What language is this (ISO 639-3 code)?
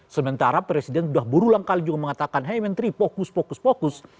ind